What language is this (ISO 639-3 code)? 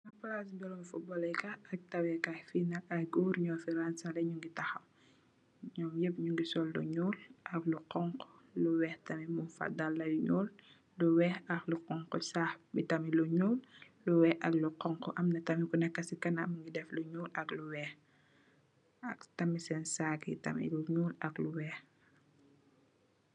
wol